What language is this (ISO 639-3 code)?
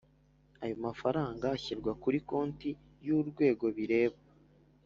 kin